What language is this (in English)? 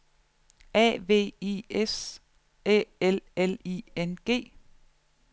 Danish